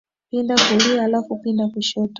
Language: Swahili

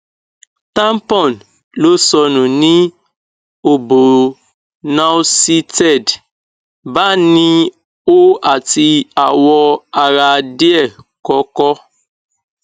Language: Yoruba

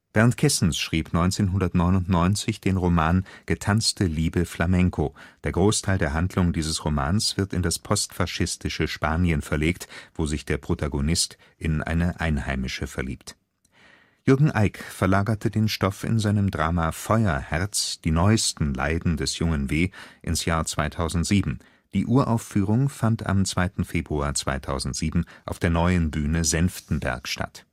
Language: German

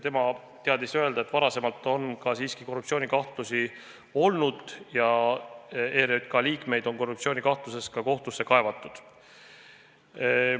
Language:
Estonian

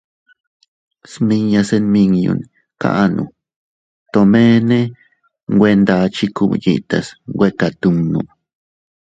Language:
Teutila Cuicatec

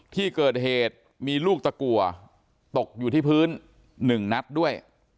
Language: Thai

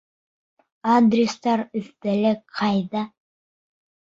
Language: Bashkir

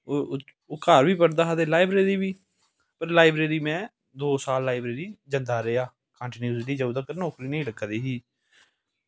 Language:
Dogri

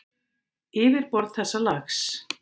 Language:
Icelandic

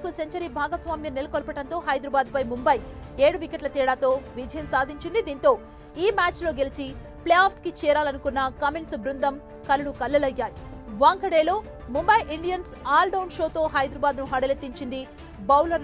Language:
Telugu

